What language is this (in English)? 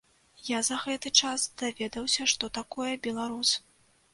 Belarusian